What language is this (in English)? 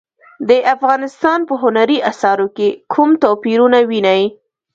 Pashto